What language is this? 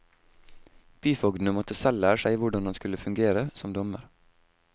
Norwegian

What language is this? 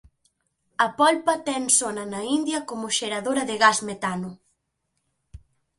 Galician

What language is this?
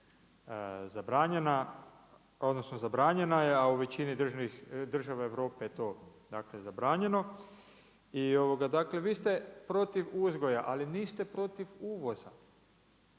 Croatian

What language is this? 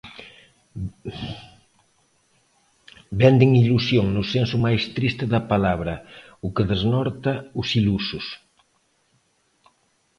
Galician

